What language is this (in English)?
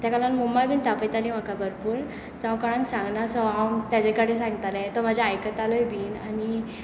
Konkani